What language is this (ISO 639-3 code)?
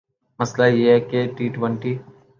urd